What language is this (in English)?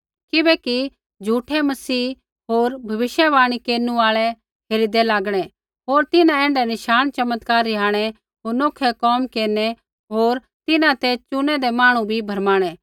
Kullu Pahari